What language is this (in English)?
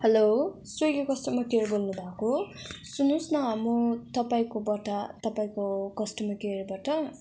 Nepali